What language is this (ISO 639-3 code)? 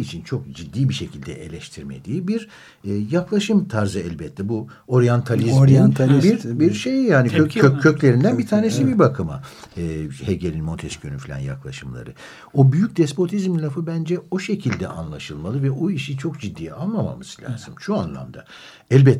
tur